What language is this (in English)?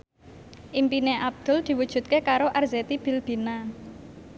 Javanese